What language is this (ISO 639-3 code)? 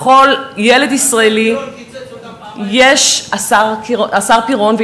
heb